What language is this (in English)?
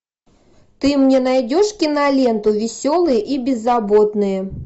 Russian